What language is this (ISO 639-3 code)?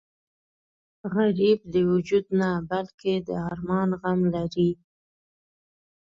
pus